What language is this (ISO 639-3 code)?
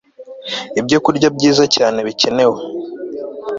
kin